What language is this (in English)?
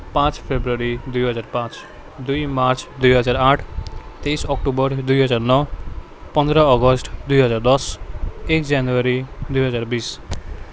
Nepali